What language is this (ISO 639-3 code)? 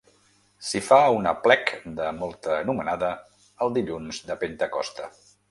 cat